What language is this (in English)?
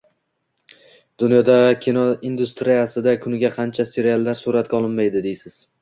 Uzbek